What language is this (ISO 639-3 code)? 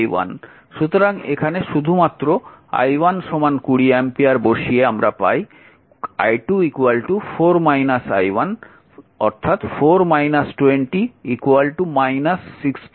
ben